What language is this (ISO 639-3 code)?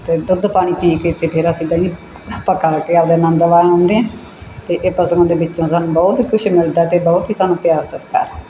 pan